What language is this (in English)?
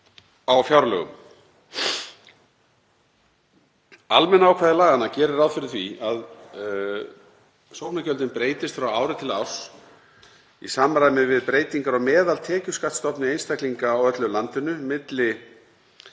Icelandic